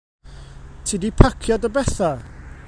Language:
Welsh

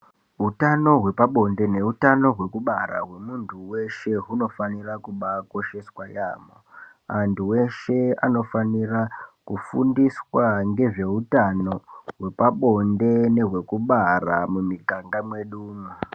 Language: Ndau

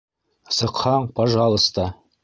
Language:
Bashkir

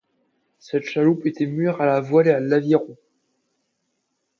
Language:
French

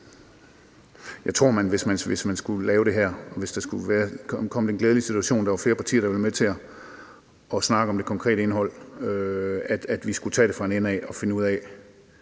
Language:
Danish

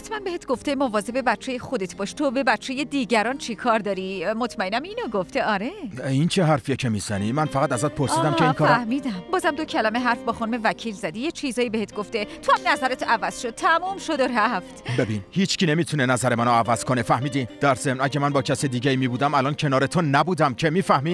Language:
Persian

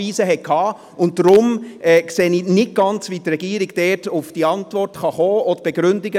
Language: Swiss German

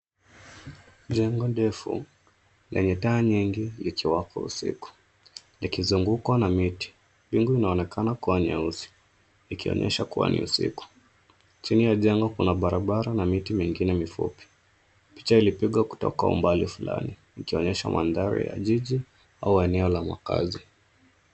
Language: Swahili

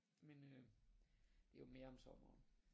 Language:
Danish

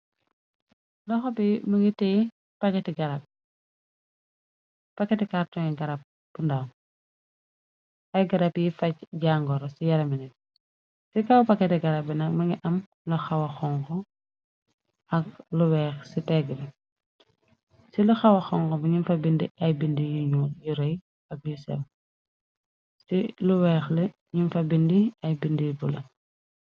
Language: Wolof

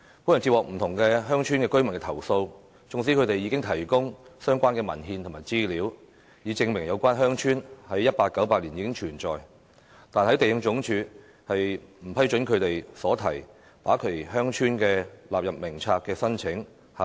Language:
Cantonese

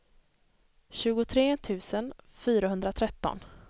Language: Swedish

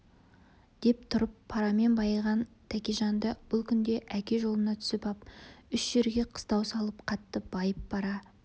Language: Kazakh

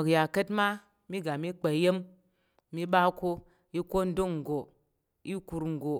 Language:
Tarok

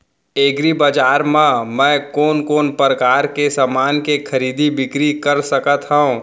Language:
Chhattisgarhi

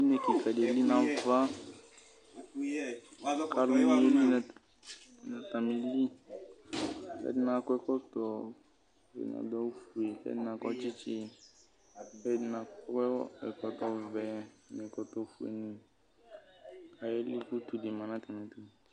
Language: Ikposo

